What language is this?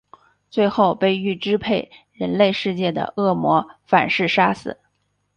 Chinese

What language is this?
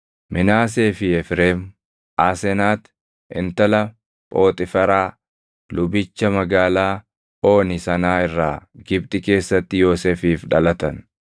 Oromo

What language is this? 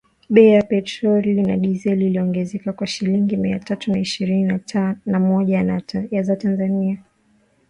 Swahili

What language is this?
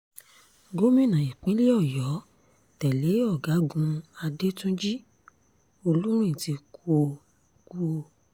Yoruba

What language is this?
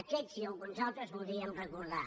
Catalan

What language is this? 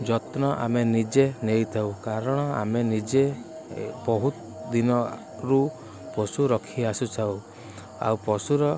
Odia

